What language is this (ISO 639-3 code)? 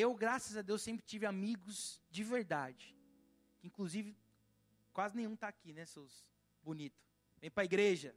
por